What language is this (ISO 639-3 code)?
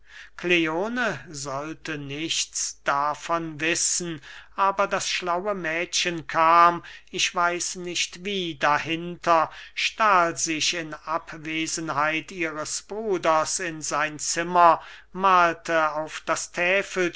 deu